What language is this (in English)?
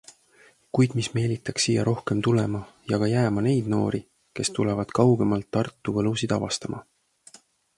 Estonian